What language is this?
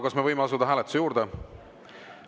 Estonian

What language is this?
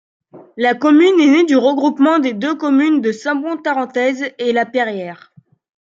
French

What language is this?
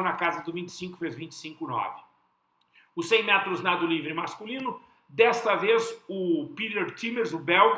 Portuguese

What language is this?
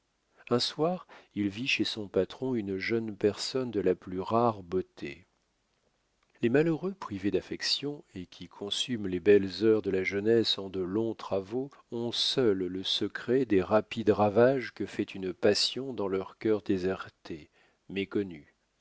French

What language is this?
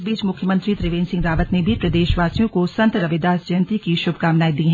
Hindi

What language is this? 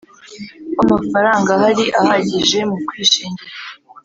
Kinyarwanda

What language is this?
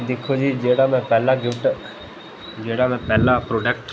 Dogri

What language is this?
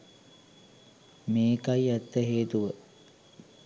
Sinhala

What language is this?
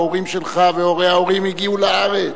Hebrew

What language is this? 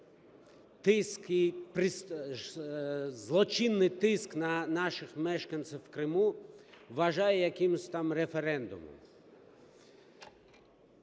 Ukrainian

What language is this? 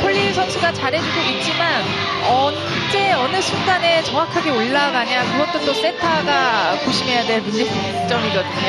Korean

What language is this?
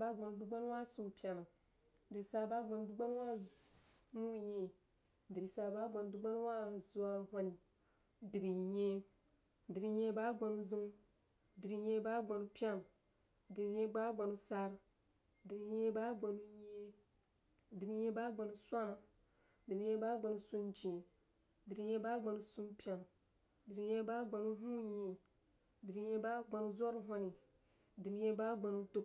Jiba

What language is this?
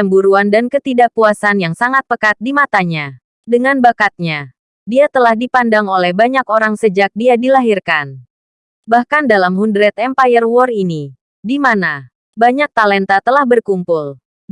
Indonesian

